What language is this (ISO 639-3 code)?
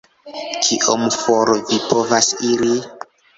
epo